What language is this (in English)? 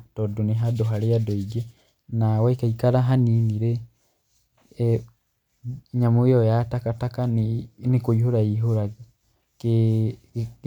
Kikuyu